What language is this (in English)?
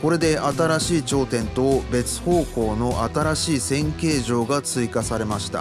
Japanese